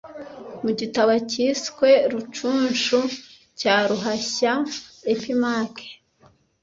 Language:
Kinyarwanda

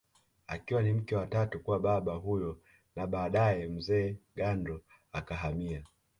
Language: Swahili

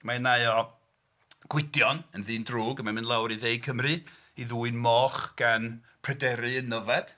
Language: Welsh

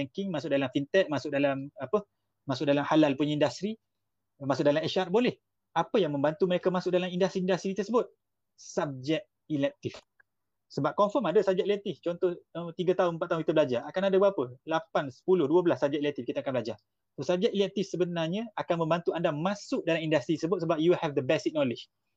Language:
Malay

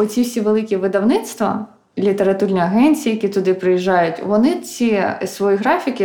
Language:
Ukrainian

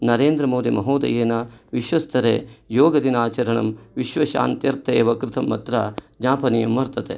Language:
Sanskrit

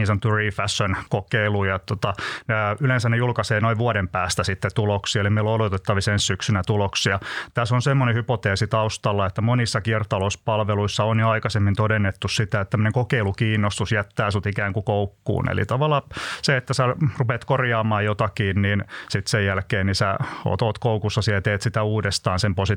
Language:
Finnish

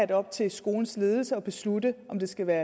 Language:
Danish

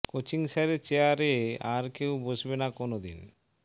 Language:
Bangla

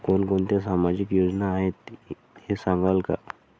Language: Marathi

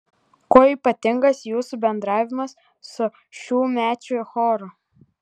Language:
Lithuanian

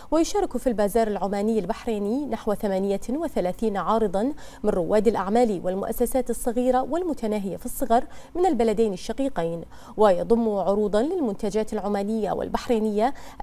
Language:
Arabic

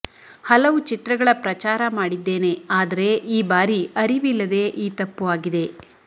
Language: Kannada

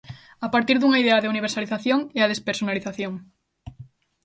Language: Galician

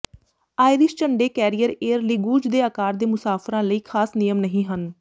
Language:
Punjabi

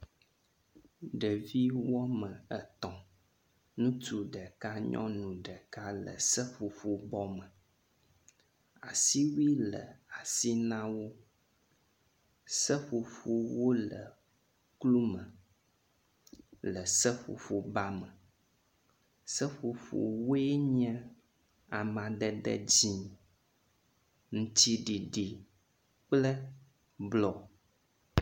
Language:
Ewe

